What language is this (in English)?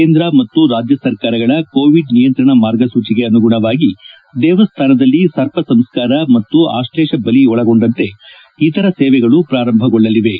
Kannada